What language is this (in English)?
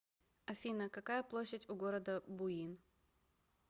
Russian